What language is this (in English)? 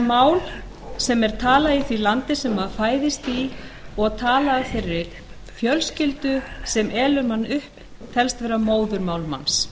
Icelandic